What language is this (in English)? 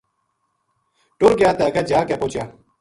Gujari